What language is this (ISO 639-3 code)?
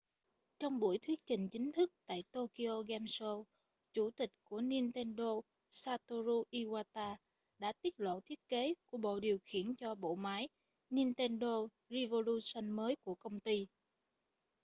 vie